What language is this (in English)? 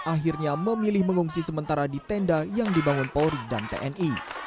Indonesian